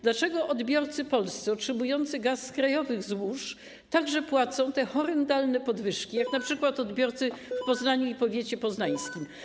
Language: Polish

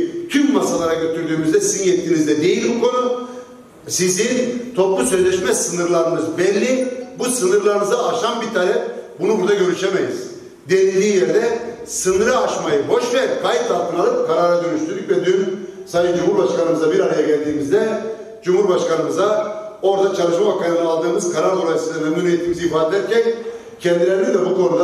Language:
Turkish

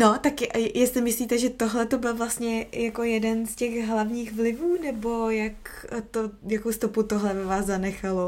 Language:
Czech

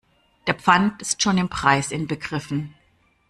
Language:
German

